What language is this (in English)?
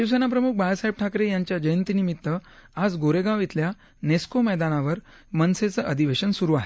Marathi